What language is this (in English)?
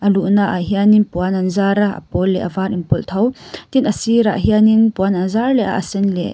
Mizo